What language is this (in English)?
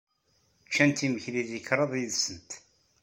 Kabyle